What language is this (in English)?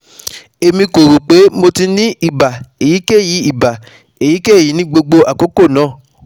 Yoruba